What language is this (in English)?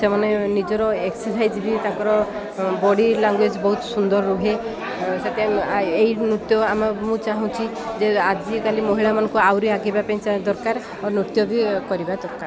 Odia